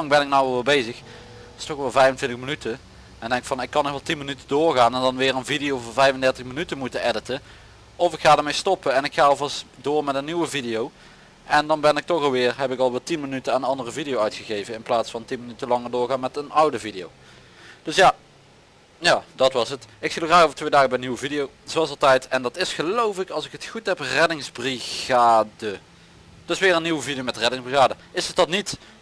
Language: Dutch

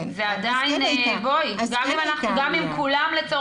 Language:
Hebrew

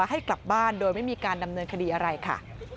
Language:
Thai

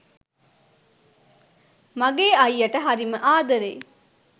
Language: Sinhala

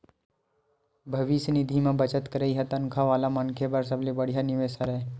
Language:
Chhattisgarhi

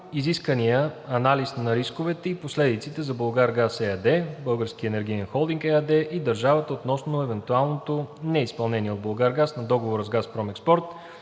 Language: Bulgarian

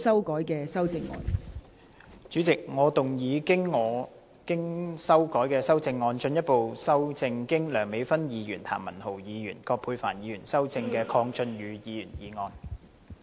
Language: Cantonese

